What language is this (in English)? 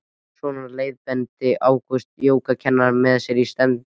Icelandic